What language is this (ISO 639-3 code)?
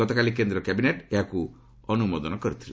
ori